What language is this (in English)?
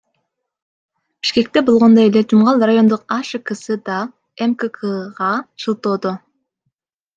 Kyrgyz